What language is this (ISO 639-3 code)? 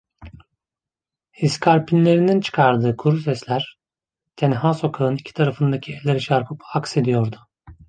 tur